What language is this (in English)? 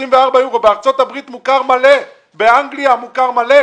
Hebrew